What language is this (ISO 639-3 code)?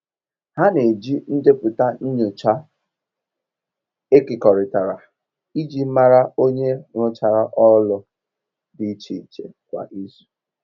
ibo